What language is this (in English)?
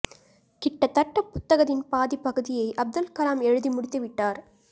Tamil